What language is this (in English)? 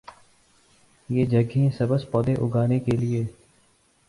Urdu